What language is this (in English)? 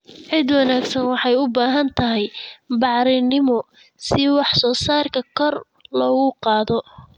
Somali